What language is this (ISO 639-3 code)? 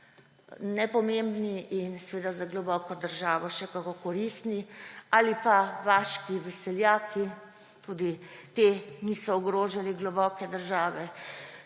slv